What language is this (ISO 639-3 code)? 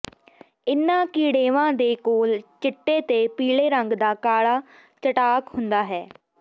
pan